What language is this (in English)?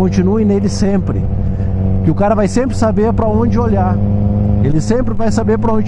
Portuguese